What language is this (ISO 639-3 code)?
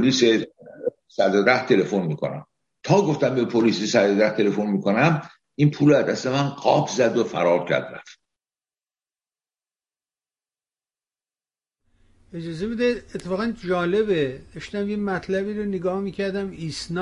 fas